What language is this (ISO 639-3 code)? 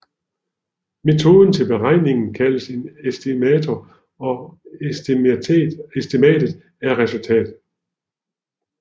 dan